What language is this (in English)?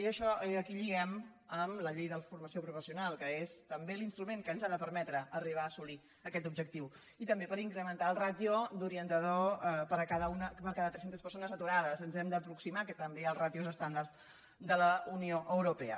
Catalan